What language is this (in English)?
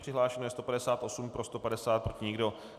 Czech